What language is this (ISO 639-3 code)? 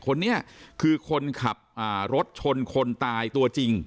tha